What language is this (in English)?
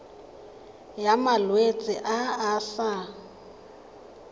Tswana